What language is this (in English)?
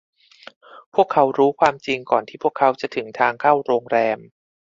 Thai